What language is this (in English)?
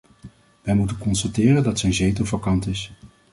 Dutch